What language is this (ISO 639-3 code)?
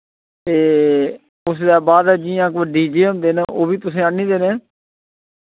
doi